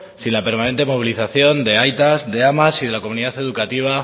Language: Spanish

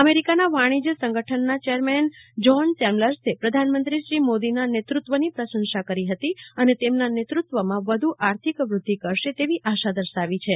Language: Gujarati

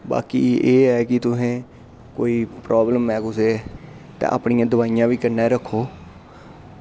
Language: Dogri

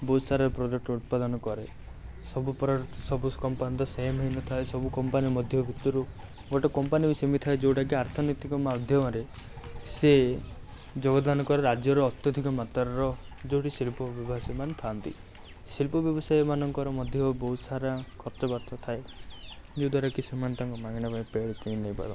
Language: Odia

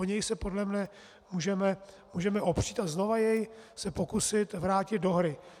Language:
Czech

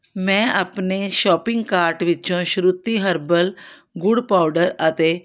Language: Punjabi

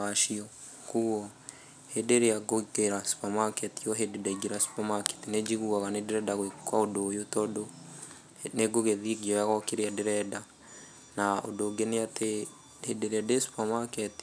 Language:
Kikuyu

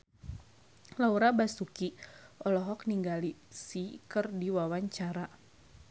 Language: Sundanese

